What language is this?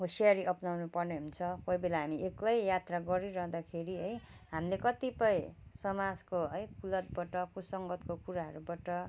Nepali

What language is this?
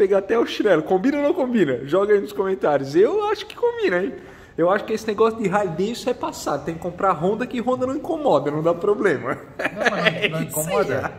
Portuguese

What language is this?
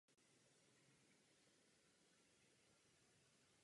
Czech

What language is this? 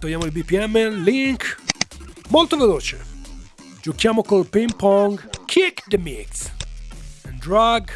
Italian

